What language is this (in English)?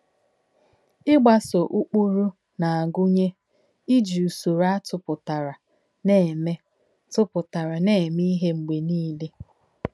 Igbo